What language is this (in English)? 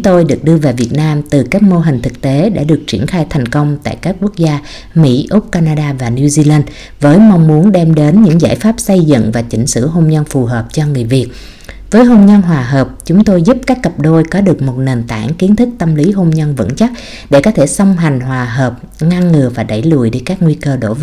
Vietnamese